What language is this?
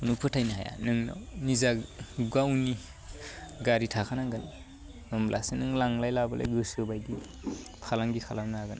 Bodo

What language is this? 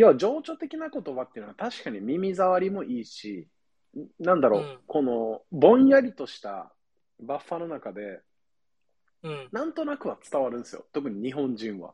Japanese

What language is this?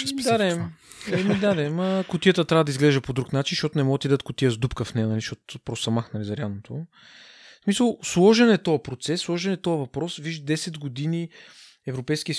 Bulgarian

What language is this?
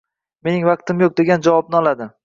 Uzbek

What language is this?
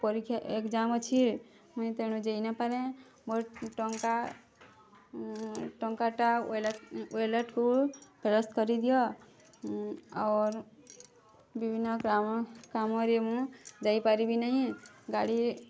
Odia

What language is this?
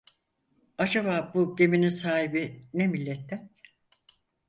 Turkish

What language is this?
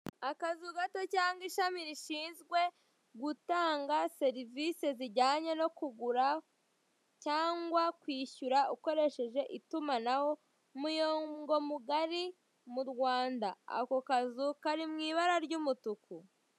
Kinyarwanda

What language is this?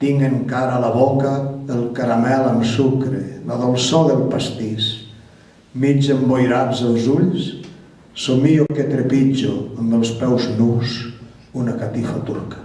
Catalan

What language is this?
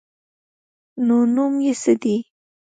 Pashto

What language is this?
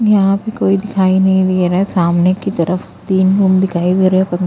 Hindi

